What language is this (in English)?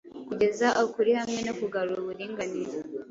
Kinyarwanda